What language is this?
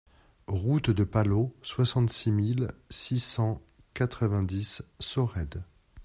French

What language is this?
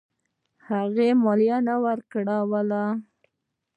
Pashto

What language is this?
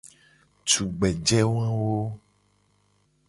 Gen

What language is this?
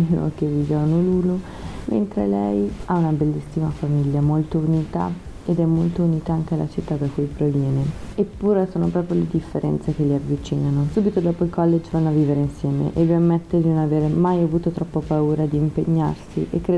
Italian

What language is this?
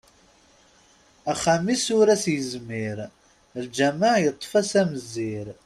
Kabyle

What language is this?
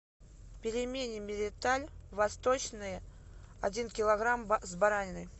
Russian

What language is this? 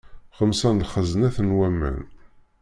Kabyle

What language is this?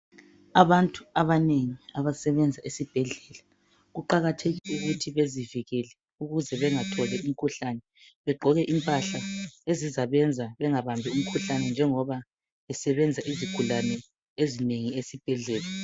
North Ndebele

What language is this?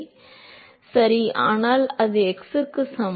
Tamil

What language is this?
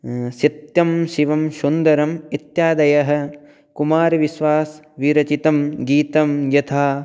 Sanskrit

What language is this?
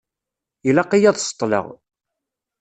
Kabyle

